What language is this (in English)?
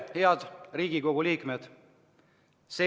Estonian